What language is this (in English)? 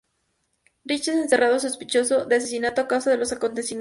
Spanish